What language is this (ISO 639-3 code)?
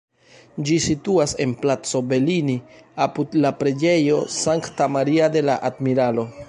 epo